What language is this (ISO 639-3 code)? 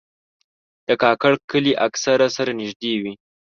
pus